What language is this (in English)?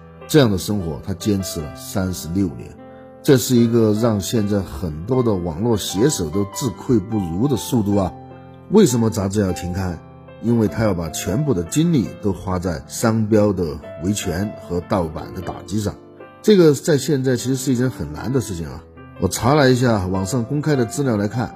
Chinese